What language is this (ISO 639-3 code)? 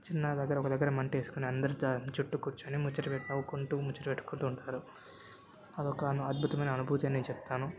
tel